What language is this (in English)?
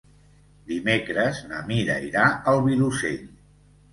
Catalan